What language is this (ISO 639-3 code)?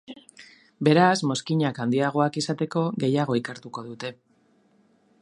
eus